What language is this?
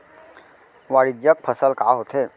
Chhattisgarhi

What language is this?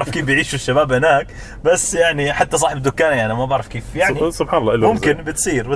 Arabic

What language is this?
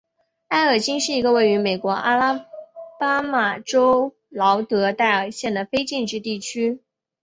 Chinese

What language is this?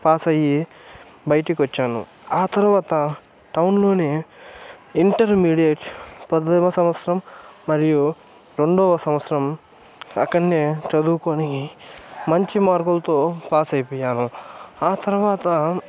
Telugu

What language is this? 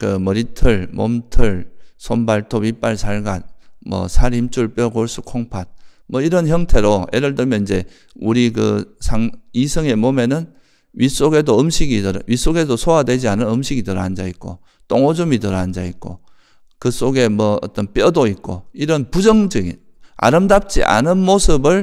Korean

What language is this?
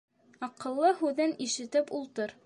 Bashkir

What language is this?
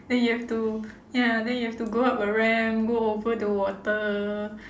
English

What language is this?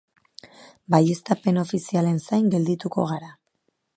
Basque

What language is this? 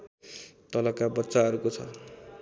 Nepali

